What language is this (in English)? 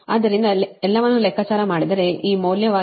Kannada